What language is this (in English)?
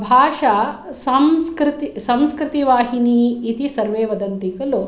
Sanskrit